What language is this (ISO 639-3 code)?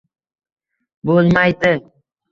uzb